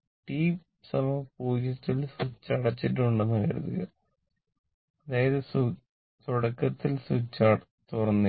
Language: Malayalam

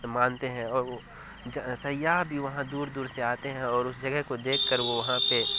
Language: Urdu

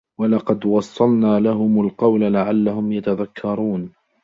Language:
Arabic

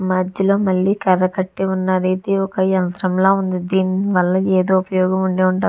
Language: Telugu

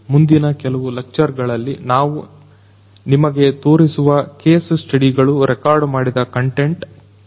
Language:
Kannada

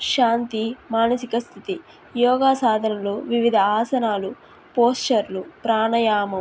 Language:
Telugu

